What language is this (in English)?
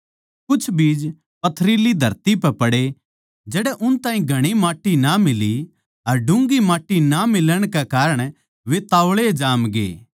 Haryanvi